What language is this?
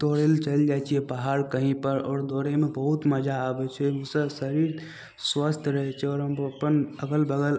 Maithili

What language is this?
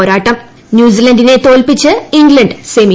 Malayalam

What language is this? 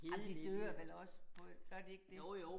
Danish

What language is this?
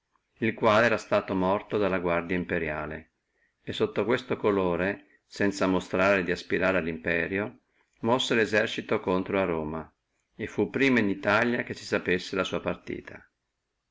Italian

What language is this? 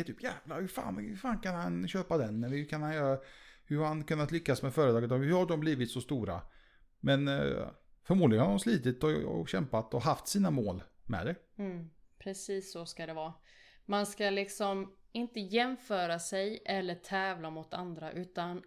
Swedish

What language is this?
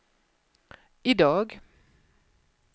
Swedish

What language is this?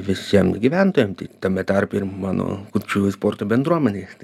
Lithuanian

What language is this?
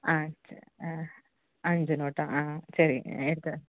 Tamil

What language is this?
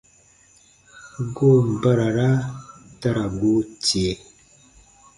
Baatonum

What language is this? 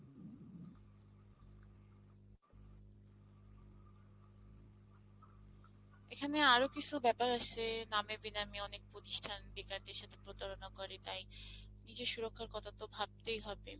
Bangla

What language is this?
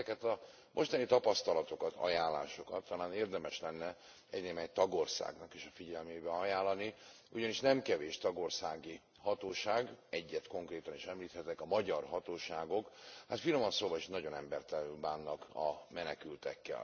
Hungarian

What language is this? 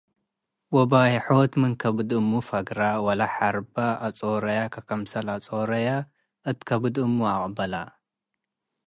Tigre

